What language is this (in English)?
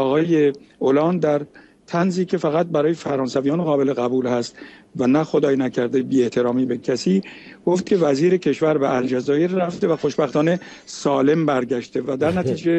Persian